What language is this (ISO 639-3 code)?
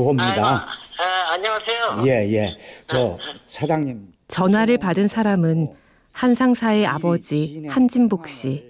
kor